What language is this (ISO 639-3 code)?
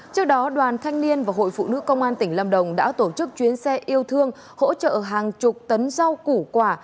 vie